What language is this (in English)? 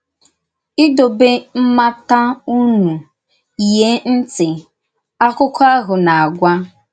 Igbo